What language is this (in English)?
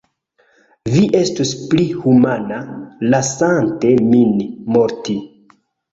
Esperanto